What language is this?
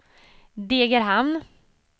Swedish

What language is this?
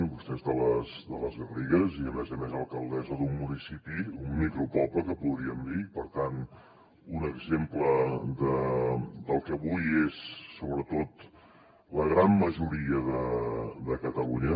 Catalan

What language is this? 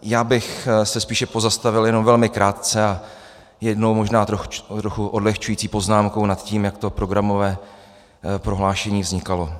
Czech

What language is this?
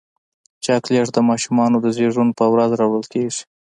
Pashto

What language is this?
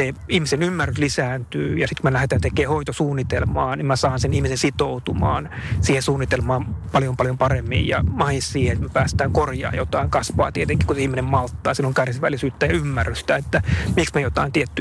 Finnish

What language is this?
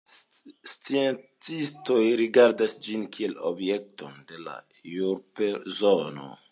Esperanto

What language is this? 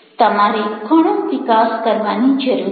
Gujarati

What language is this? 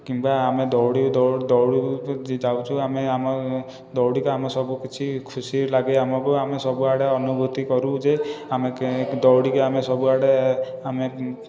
Odia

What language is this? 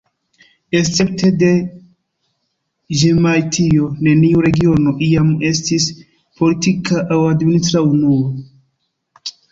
Esperanto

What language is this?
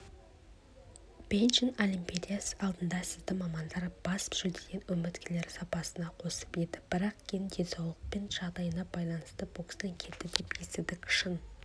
Kazakh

